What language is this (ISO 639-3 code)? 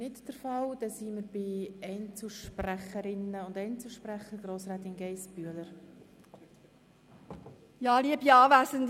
gsw